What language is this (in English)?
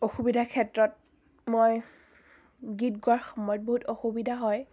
Assamese